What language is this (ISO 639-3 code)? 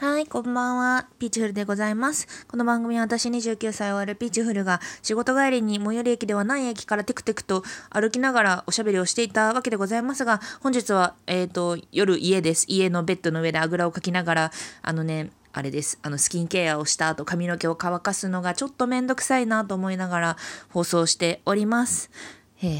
jpn